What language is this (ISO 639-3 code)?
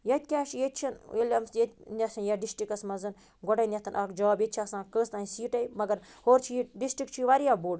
kas